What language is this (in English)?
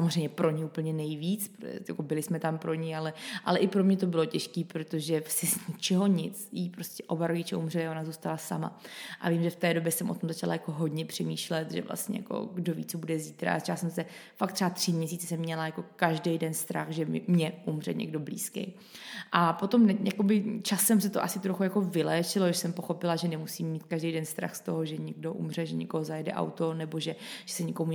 Czech